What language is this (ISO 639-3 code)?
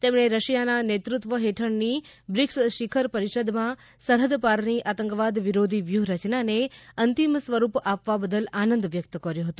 guj